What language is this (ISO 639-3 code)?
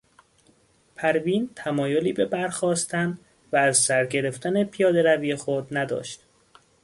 fas